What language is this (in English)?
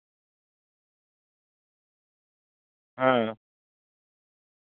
Santali